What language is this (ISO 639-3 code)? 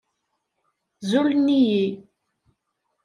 kab